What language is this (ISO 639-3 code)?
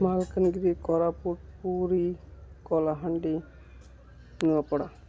ori